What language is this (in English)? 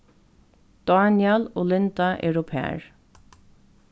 Faroese